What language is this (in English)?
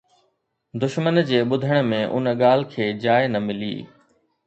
Sindhi